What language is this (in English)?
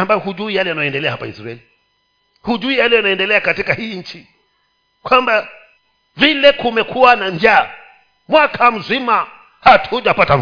Swahili